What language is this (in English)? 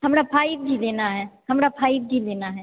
Maithili